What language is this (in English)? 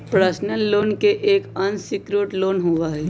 Magahi